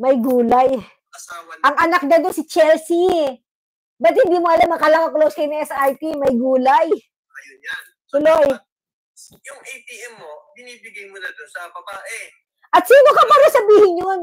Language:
Filipino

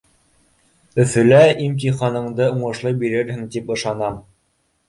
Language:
Bashkir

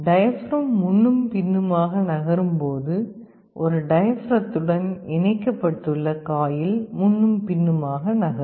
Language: Tamil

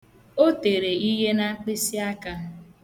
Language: Igbo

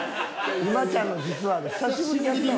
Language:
Japanese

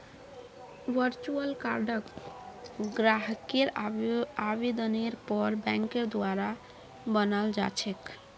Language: Magahi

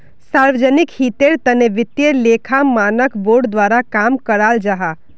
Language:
Magahi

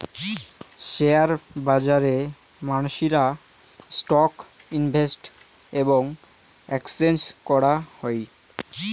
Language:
Bangla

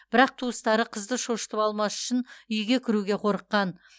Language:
Kazakh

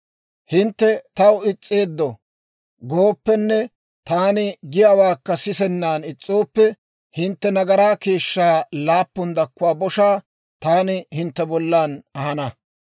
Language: Dawro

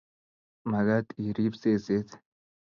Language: Kalenjin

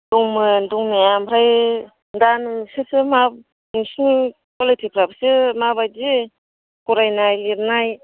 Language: Bodo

